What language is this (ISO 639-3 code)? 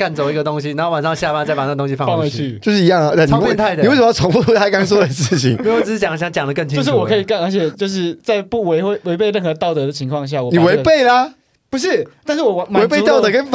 zho